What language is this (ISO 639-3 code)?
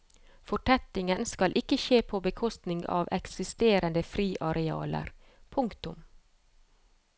nor